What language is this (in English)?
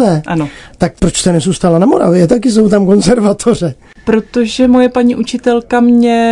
Czech